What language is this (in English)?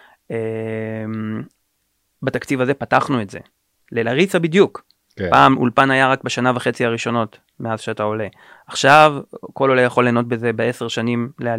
Hebrew